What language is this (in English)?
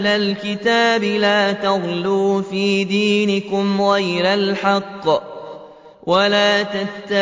Arabic